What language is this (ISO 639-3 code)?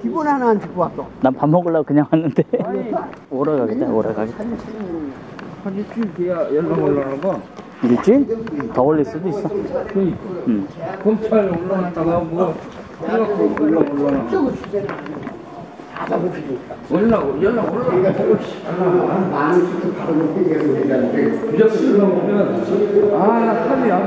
kor